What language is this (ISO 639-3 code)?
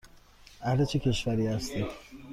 fas